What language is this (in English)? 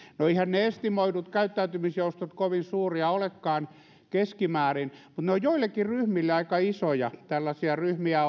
Finnish